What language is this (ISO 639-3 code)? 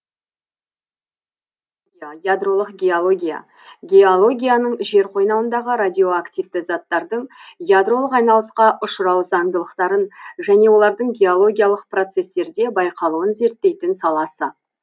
kaz